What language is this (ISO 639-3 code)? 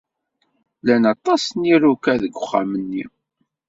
kab